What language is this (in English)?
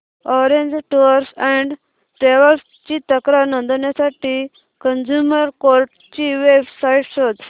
Marathi